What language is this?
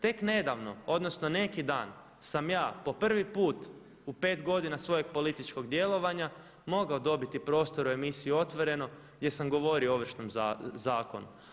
Croatian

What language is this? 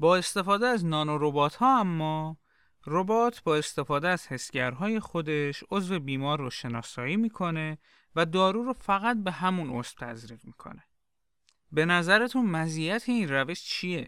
Persian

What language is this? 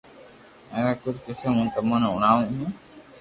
Loarki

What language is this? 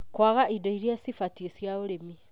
Kikuyu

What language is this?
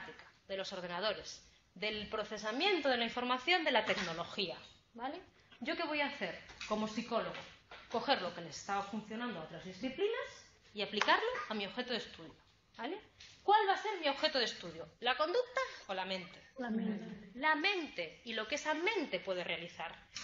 Spanish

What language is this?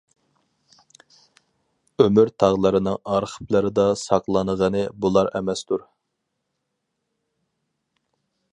Uyghur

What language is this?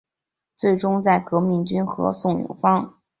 Chinese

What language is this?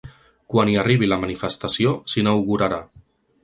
Catalan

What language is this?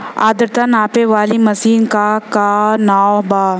Bhojpuri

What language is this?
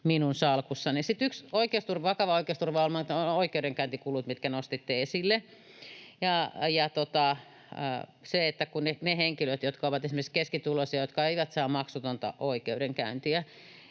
Finnish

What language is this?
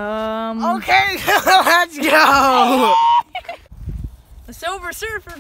English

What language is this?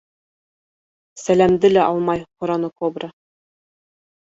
Bashkir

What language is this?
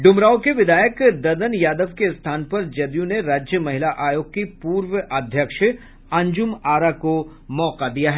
Hindi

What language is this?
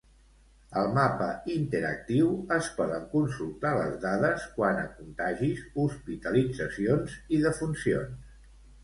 Catalan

